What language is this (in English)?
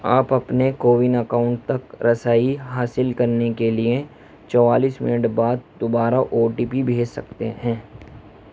Urdu